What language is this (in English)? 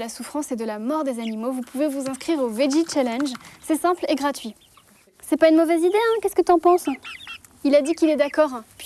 French